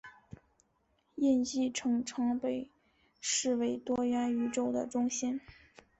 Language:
Chinese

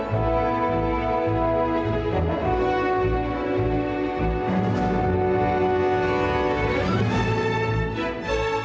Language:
Indonesian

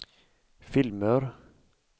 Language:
Swedish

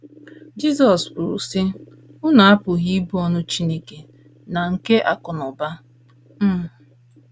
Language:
Igbo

